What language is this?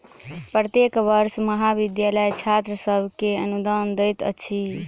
Maithili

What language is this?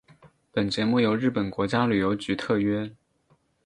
Chinese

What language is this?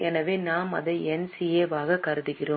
Tamil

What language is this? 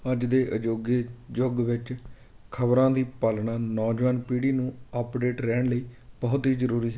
Punjabi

